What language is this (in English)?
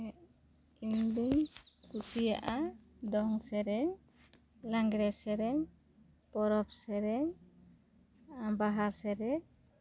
Santali